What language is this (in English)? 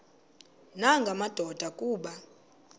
Xhosa